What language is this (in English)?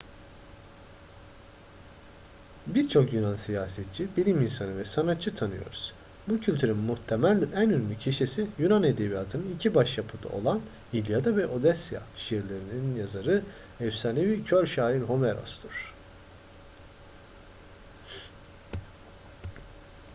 Turkish